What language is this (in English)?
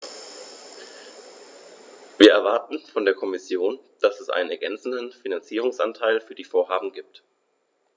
German